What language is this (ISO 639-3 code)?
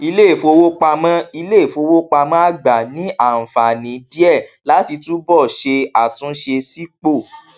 yor